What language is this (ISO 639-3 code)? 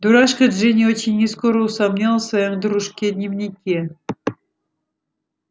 rus